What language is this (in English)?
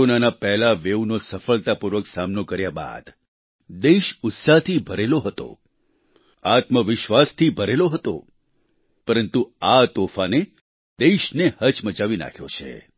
Gujarati